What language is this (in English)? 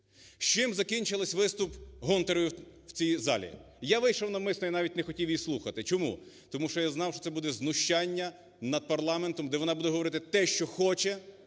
Ukrainian